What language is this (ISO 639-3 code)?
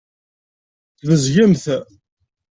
kab